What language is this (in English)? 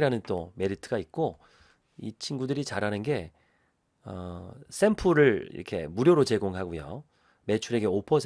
Korean